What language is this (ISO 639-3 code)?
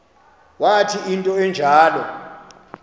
xho